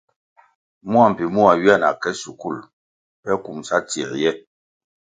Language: Kwasio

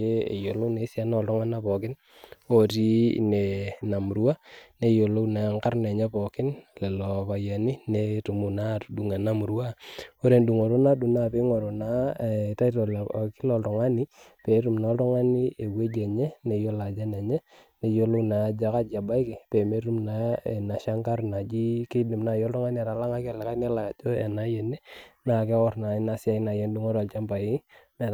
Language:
Masai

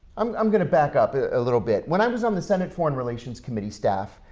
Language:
English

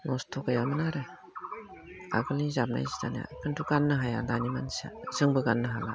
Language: Bodo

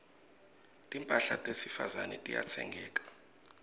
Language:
Swati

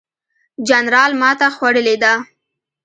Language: Pashto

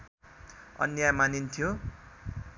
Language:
Nepali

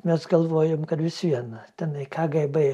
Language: Lithuanian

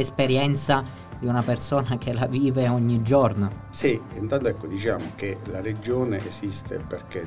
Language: Italian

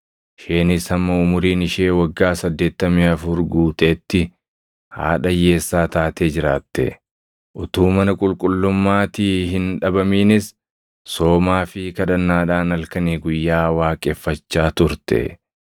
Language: Oromo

